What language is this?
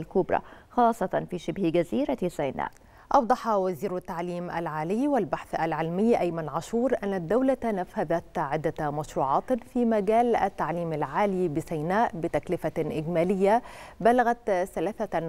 Arabic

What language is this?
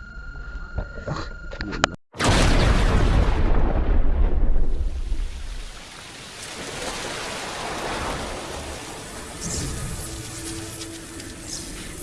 Indonesian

